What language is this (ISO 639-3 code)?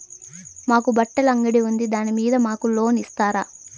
tel